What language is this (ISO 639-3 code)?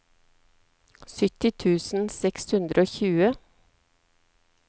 nor